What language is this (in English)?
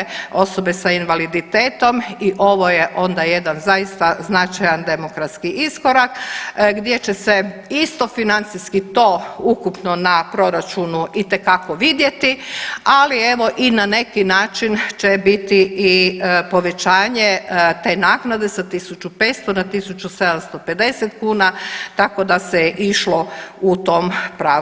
Croatian